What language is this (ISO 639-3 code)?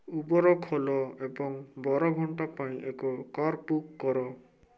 ori